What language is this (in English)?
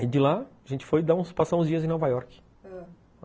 Portuguese